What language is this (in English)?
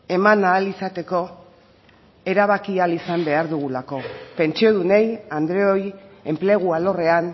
Basque